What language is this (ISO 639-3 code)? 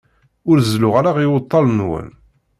kab